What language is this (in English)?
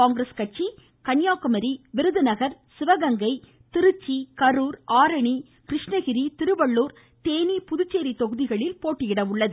Tamil